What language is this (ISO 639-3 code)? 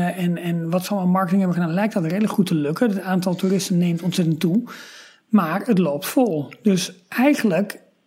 nld